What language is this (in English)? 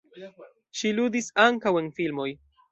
Esperanto